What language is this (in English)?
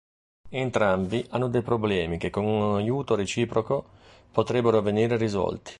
Italian